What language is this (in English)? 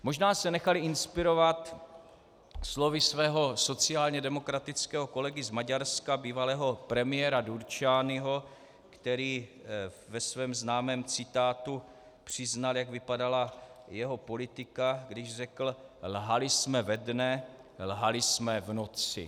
Czech